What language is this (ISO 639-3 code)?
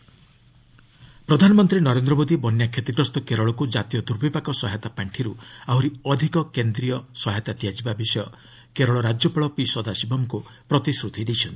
ori